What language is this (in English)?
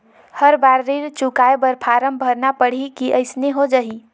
Chhattisgarhi